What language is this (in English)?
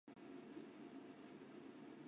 Chinese